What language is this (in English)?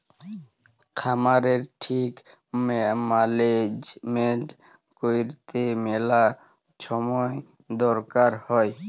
Bangla